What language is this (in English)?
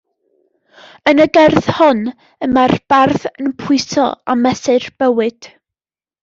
Welsh